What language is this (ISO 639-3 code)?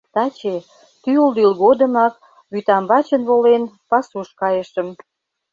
chm